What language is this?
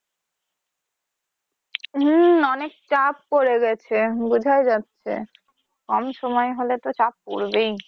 Bangla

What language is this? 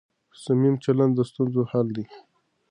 Pashto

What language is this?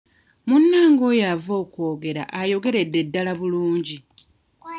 Ganda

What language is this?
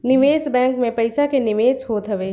Bhojpuri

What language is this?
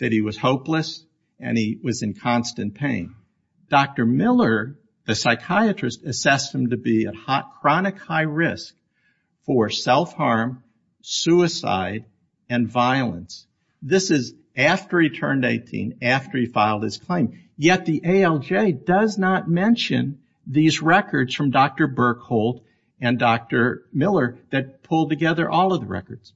English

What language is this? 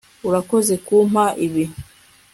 Kinyarwanda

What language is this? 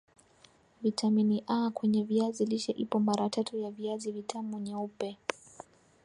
Swahili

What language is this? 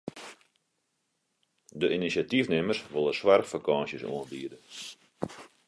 Western Frisian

